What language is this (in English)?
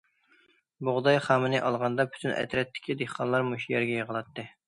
Uyghur